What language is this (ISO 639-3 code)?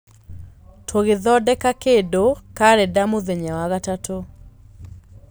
kik